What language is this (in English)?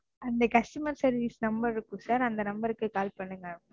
Tamil